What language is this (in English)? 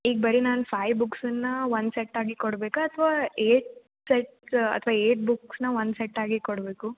Kannada